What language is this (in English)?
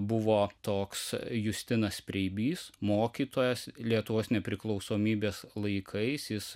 Lithuanian